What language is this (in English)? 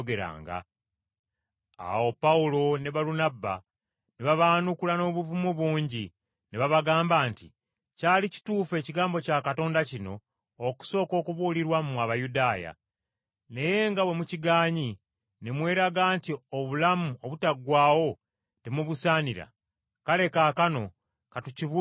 Ganda